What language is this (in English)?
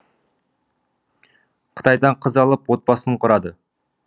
Kazakh